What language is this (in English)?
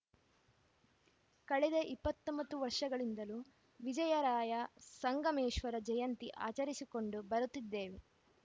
Kannada